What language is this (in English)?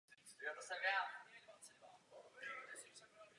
Czech